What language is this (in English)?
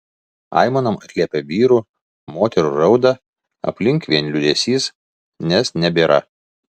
Lithuanian